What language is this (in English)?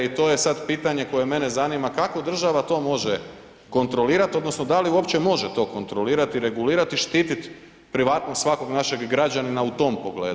Croatian